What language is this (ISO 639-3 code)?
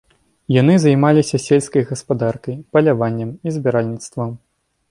bel